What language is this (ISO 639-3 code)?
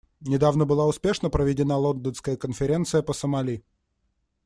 rus